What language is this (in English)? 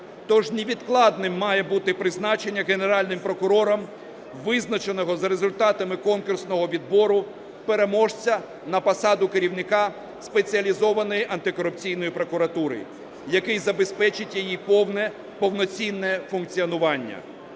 Ukrainian